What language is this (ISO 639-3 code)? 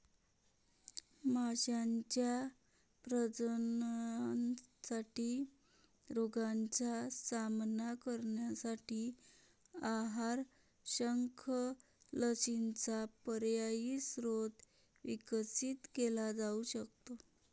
mar